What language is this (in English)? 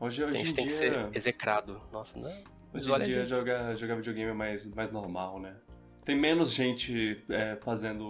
Portuguese